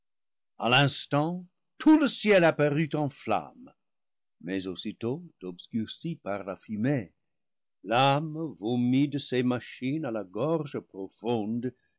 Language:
French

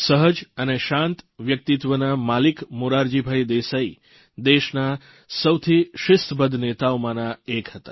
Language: Gujarati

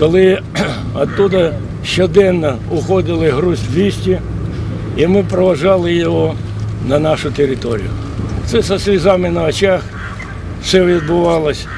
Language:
Ukrainian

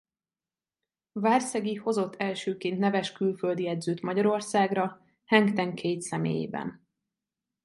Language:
Hungarian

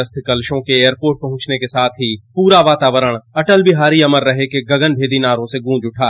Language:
Hindi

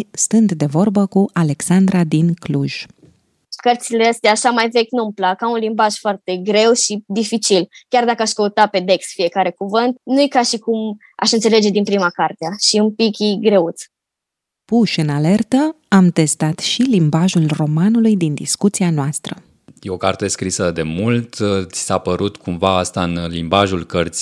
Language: Romanian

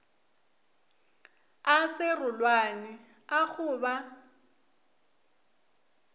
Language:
Northern Sotho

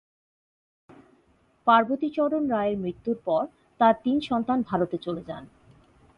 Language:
Bangla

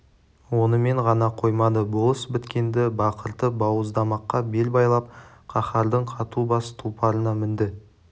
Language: Kazakh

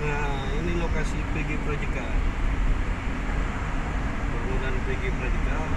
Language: Indonesian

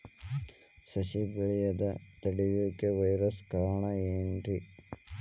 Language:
Kannada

